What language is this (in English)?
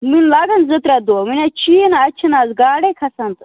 Kashmiri